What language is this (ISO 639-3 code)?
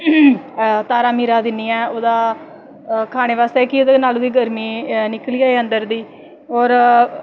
doi